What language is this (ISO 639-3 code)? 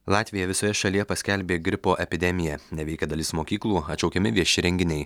lit